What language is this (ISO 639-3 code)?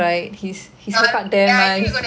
eng